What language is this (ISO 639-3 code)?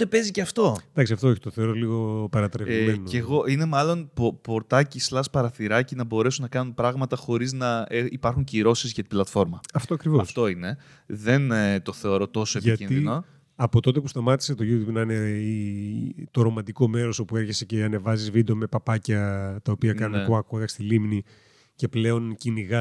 ell